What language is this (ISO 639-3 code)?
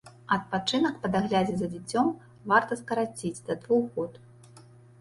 bel